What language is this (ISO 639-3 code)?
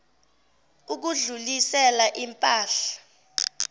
zul